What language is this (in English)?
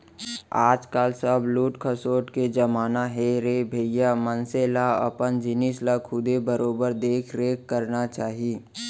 Chhattisgarhi